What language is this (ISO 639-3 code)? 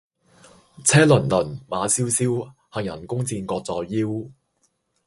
yue